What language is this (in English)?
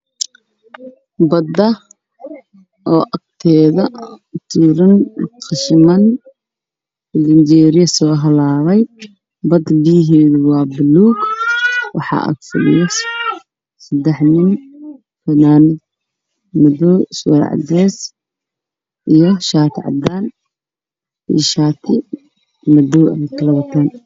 Somali